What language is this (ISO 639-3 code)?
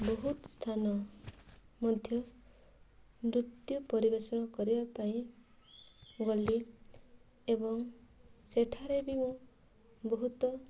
ori